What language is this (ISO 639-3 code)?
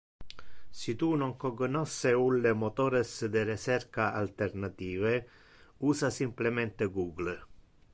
ina